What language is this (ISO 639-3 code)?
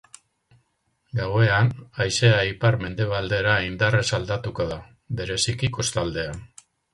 eus